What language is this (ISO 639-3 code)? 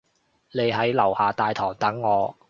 yue